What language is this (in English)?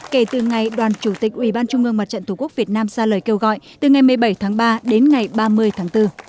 Vietnamese